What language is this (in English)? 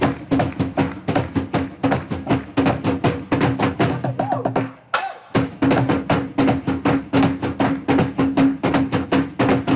Thai